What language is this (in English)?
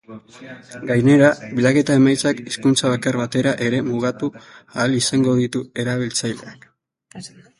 Basque